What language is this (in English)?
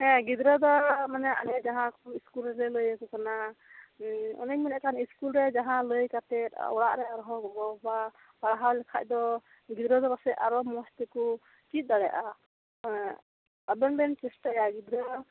Santali